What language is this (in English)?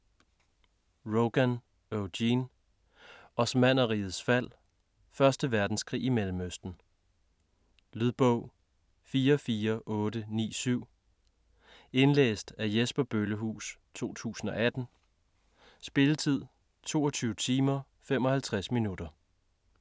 Danish